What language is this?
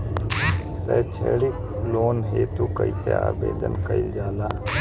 Bhojpuri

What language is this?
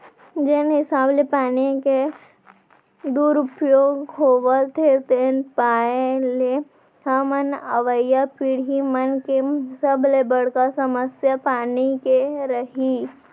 Chhattisgarhi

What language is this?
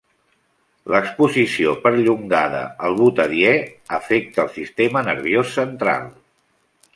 Catalan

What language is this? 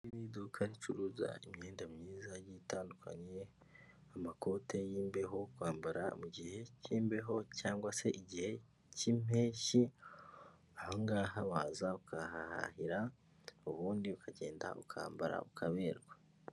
Kinyarwanda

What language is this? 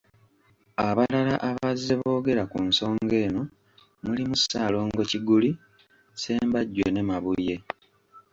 Ganda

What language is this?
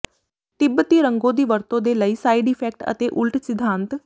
Punjabi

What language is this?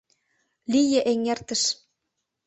Mari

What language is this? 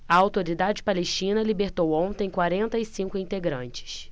Portuguese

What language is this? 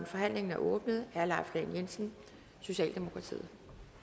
Danish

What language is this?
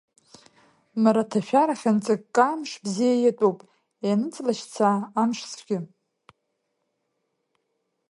Abkhazian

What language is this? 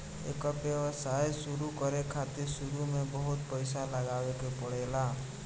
Bhojpuri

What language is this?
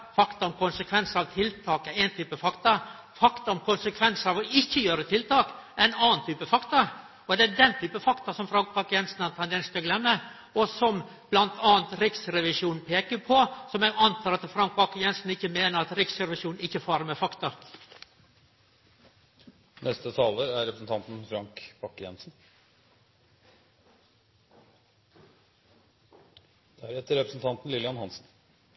Norwegian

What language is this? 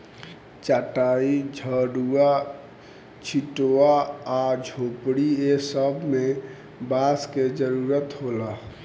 Bhojpuri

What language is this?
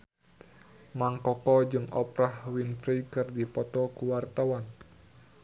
Sundanese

